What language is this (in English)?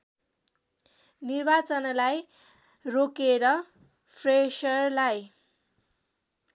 Nepali